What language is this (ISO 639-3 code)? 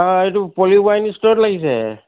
asm